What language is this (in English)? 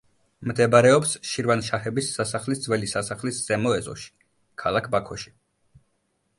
Georgian